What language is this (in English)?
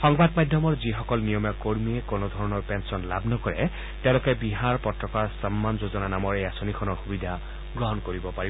Assamese